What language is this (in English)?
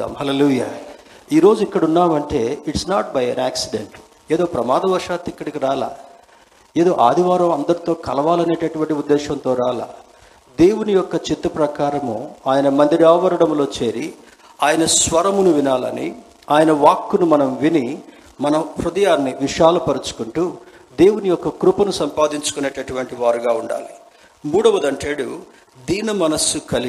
Telugu